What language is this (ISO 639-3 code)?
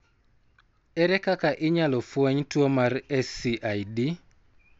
luo